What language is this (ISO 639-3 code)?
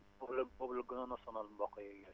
wol